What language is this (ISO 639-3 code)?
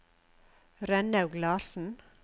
nor